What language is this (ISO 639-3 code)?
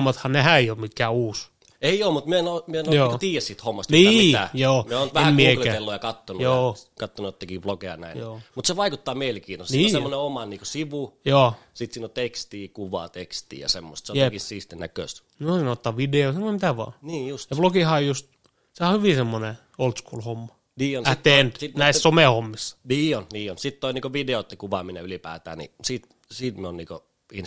fin